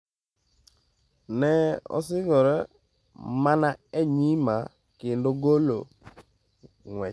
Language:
Luo (Kenya and Tanzania)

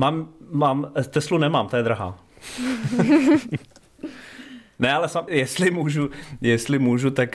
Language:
Czech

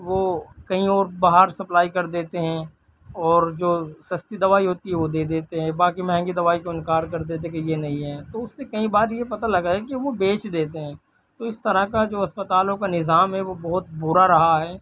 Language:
Urdu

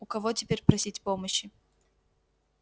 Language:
Russian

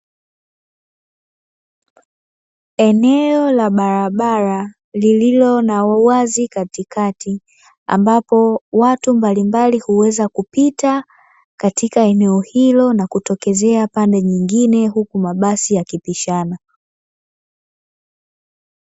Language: Swahili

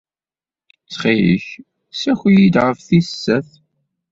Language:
Kabyle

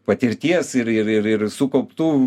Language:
Lithuanian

